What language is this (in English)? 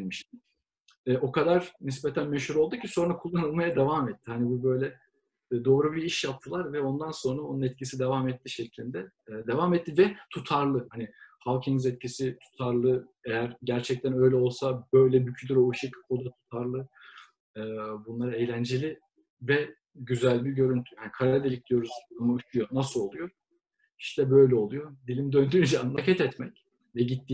Turkish